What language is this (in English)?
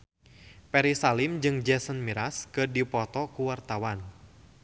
Sundanese